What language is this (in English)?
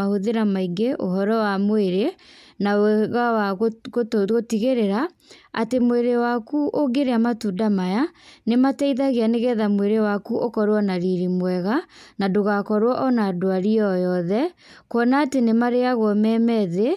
Kikuyu